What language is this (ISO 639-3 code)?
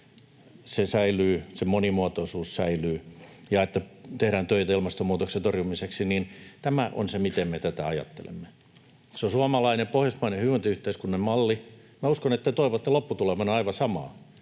fin